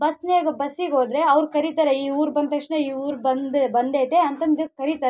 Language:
Kannada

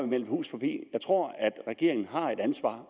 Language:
Danish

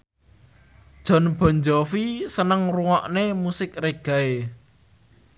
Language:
Javanese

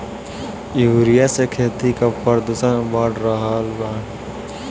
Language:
Bhojpuri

